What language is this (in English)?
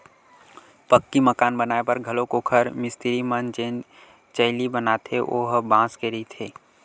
Chhattisgarhi